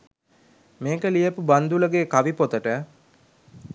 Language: Sinhala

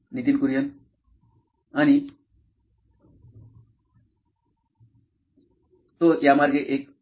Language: Marathi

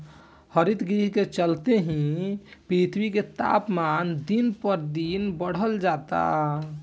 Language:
Bhojpuri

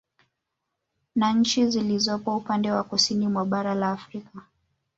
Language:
Swahili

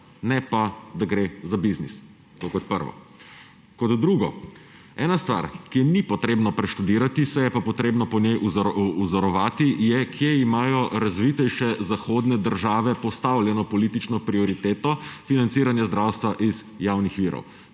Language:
Slovenian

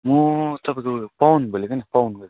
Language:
Nepali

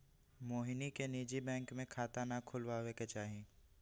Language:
Magahi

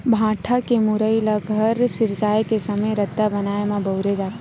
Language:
Chhattisgarhi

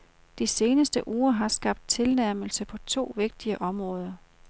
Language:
Danish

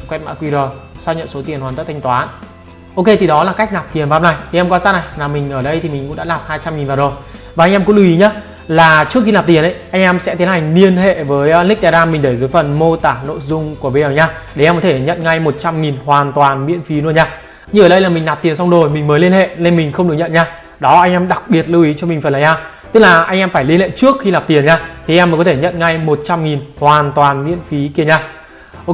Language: Vietnamese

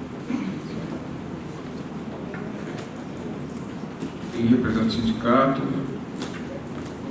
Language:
Portuguese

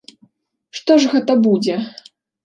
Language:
Belarusian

